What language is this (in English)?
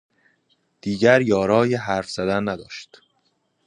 Persian